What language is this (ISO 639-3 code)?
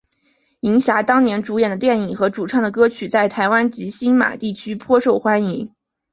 zho